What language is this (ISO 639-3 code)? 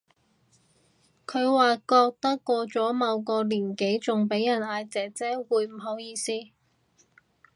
yue